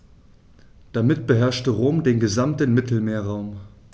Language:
German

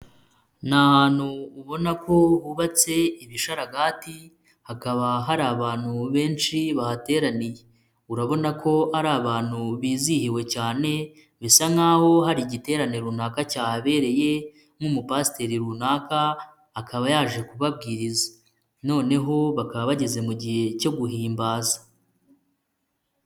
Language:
Kinyarwanda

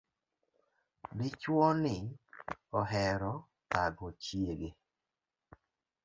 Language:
Luo (Kenya and Tanzania)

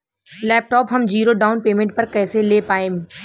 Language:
Bhojpuri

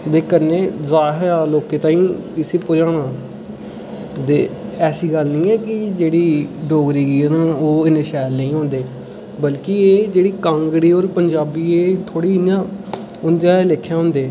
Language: Dogri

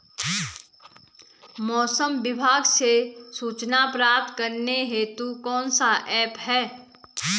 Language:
Hindi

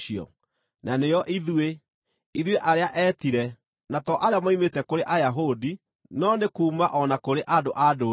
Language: Kikuyu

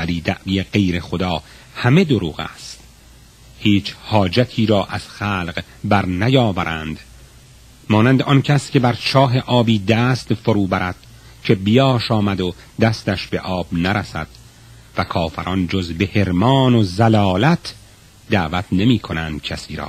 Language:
Persian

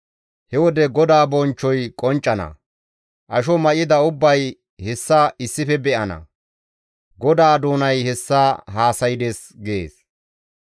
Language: Gamo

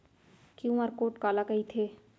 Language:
Chhattisgarhi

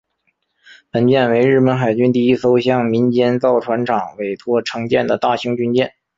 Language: Chinese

